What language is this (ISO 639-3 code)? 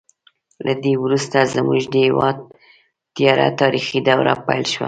pus